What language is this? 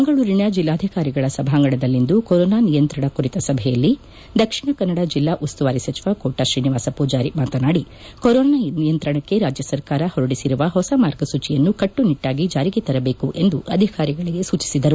Kannada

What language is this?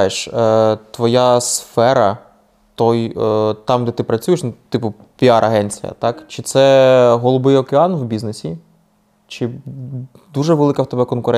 Ukrainian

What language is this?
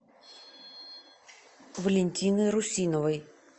Russian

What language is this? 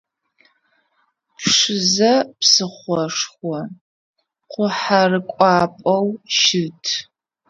Adyghe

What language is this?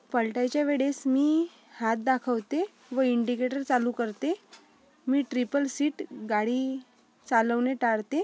Marathi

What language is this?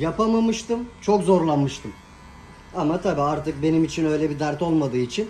Turkish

